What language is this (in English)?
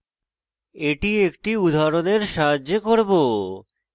Bangla